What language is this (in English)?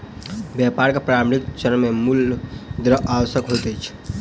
Maithili